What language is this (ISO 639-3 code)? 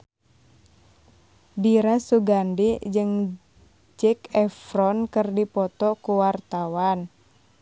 sun